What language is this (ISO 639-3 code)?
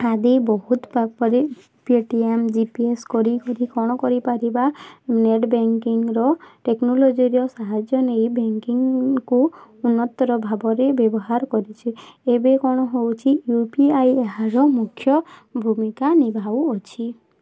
ori